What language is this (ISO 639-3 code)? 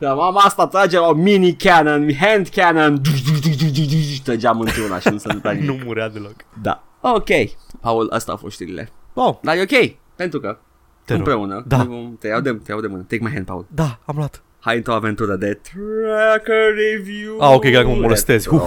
ron